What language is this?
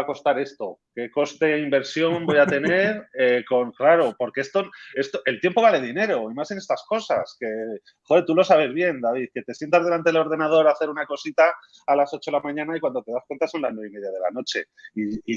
Spanish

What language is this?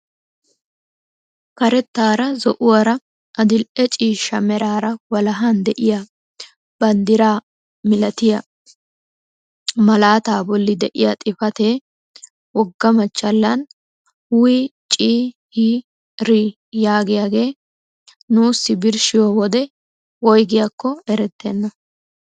Wolaytta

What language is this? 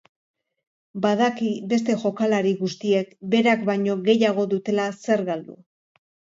Basque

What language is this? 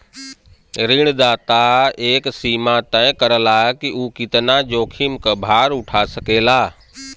Bhojpuri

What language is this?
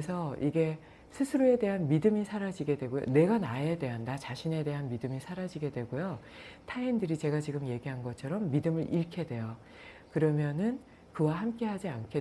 Korean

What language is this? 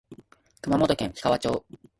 Japanese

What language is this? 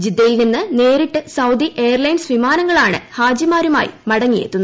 Malayalam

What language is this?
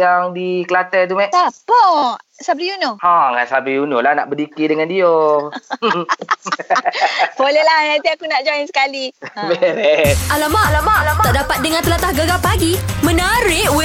Malay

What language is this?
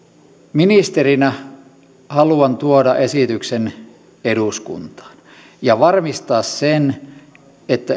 Finnish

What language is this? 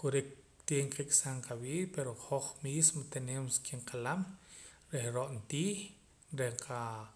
Poqomam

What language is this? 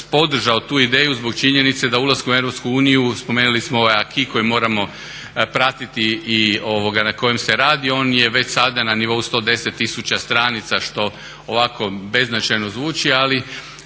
Croatian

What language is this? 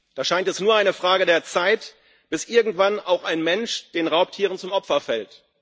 German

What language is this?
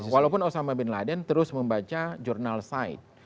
Indonesian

